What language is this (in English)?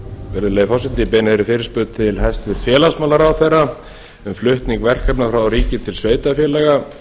Icelandic